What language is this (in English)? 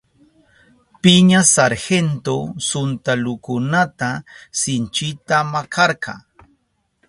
Southern Pastaza Quechua